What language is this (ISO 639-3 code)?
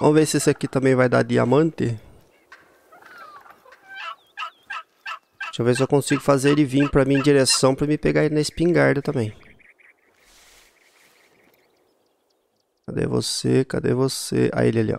por